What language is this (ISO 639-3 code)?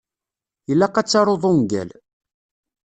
kab